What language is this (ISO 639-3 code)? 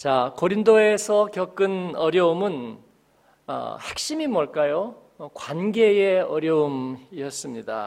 kor